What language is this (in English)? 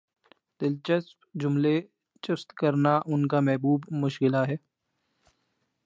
Urdu